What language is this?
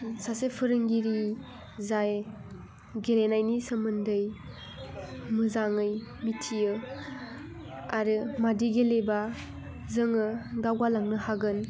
Bodo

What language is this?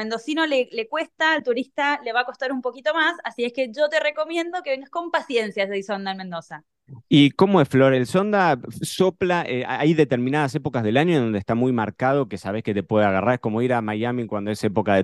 Spanish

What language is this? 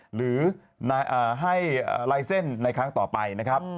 Thai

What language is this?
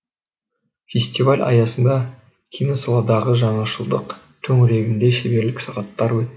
Kazakh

